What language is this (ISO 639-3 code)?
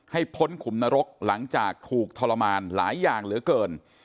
tha